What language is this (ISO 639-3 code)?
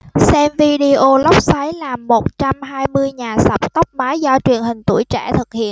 vie